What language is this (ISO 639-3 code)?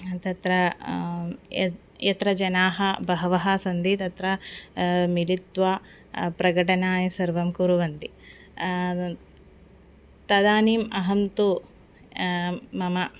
san